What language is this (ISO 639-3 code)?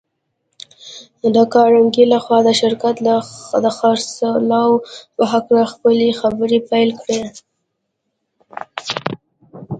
pus